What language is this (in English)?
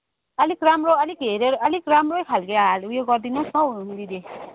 Nepali